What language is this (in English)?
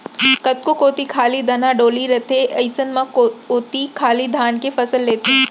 Chhattisgarhi